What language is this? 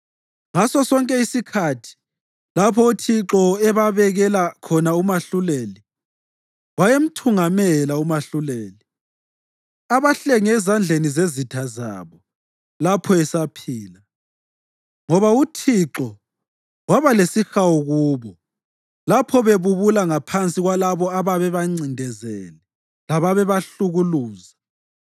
North Ndebele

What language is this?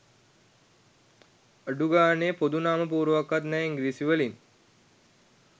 Sinhala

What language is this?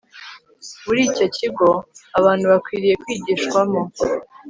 Kinyarwanda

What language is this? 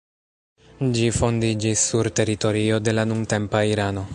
Esperanto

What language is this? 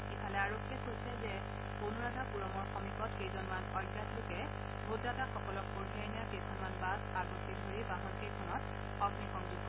Assamese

